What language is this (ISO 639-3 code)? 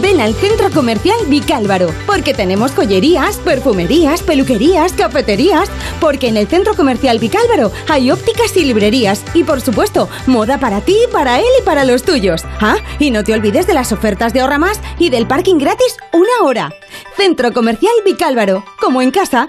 spa